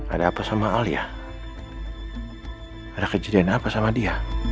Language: Indonesian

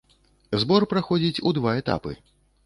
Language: Belarusian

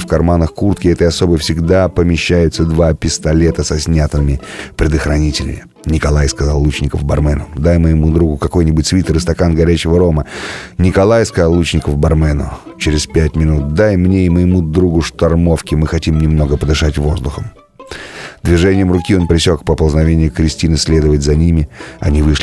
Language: Russian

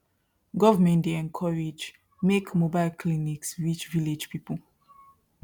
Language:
Nigerian Pidgin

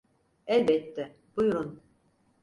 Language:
Turkish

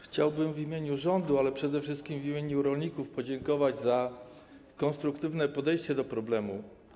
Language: Polish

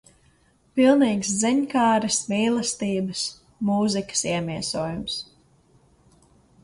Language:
Latvian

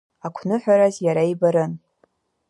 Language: Abkhazian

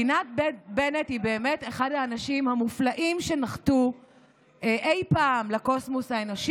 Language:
Hebrew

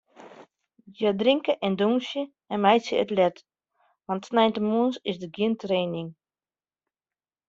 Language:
Western Frisian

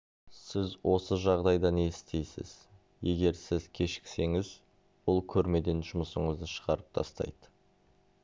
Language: Kazakh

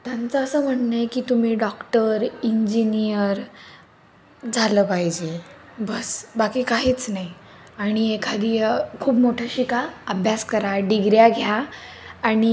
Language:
Marathi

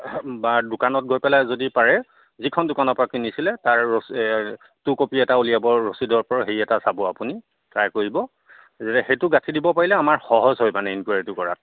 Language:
Assamese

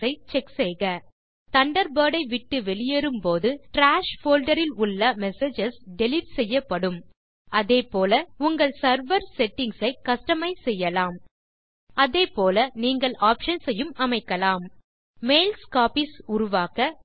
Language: Tamil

